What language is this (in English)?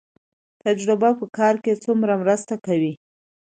Pashto